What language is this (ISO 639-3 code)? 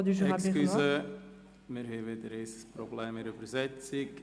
gsw